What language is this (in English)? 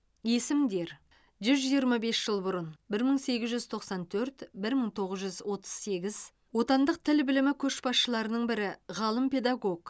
Kazakh